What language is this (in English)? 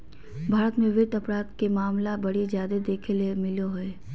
Magahi